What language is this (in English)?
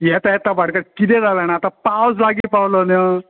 Konkani